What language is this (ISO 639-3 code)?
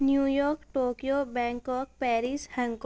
urd